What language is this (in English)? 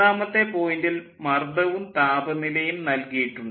Malayalam